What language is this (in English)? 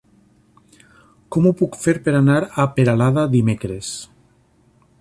Catalan